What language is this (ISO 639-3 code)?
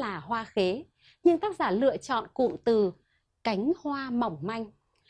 vie